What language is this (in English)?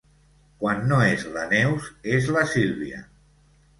Catalan